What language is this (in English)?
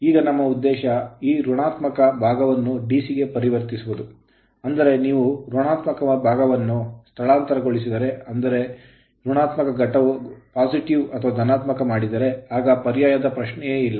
Kannada